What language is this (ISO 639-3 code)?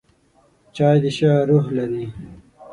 pus